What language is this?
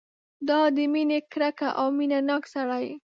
Pashto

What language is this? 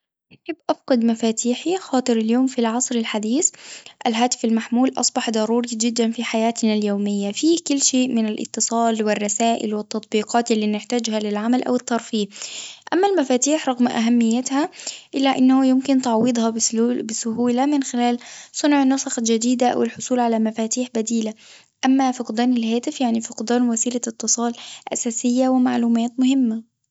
Tunisian Arabic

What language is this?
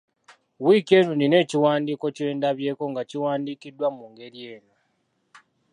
Ganda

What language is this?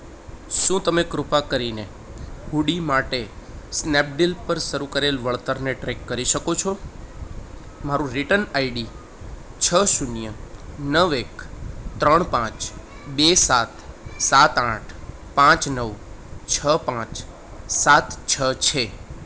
Gujarati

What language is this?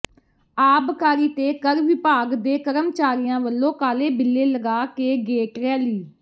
Punjabi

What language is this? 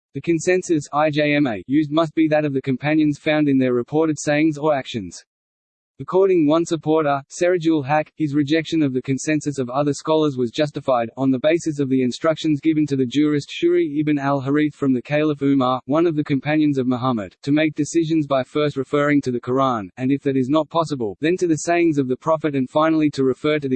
English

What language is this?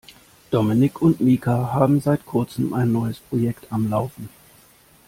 German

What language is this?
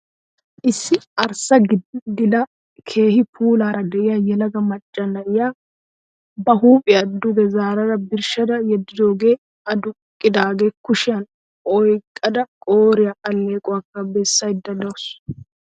Wolaytta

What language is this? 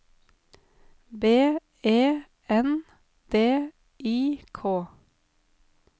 Norwegian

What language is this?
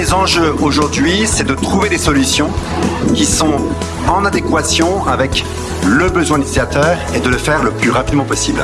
French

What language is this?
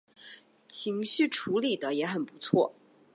Chinese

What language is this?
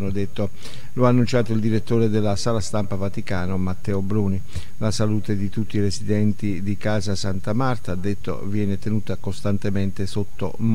Italian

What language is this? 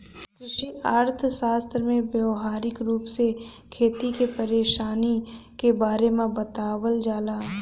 Bhojpuri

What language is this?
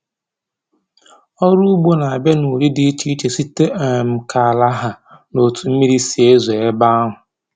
Igbo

